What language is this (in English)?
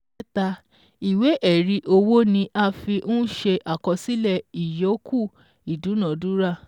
Yoruba